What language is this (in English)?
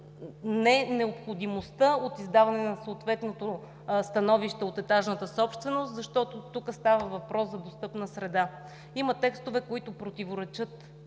Bulgarian